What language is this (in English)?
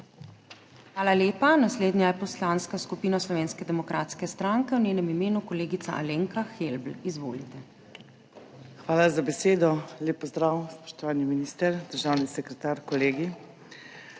Slovenian